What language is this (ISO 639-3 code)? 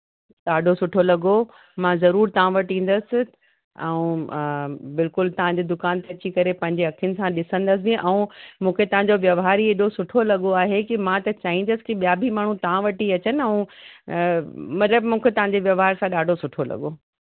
snd